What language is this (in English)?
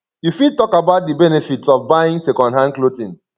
Nigerian Pidgin